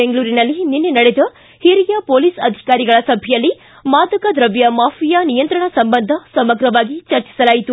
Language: Kannada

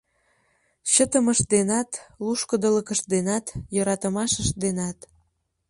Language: Mari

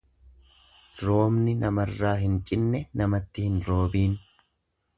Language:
Oromo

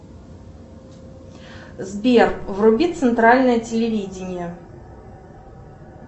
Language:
Russian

